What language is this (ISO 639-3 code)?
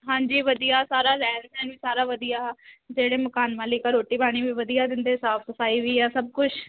pan